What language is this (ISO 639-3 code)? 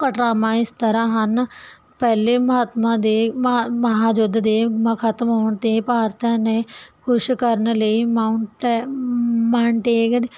pan